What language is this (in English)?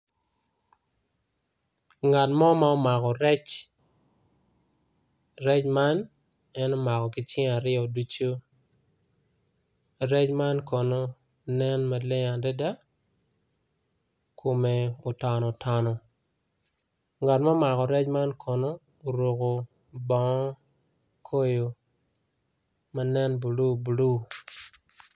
Acoli